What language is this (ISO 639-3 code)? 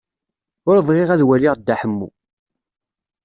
kab